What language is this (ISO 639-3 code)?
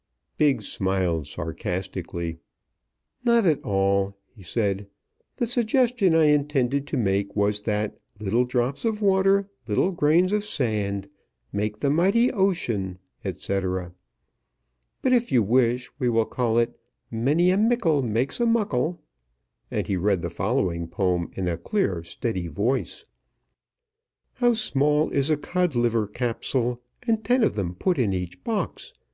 eng